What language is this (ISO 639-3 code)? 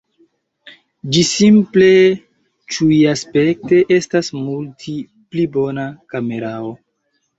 epo